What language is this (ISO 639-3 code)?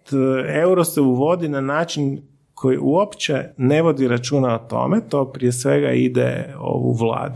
hrv